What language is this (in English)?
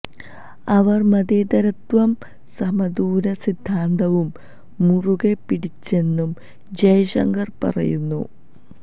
Malayalam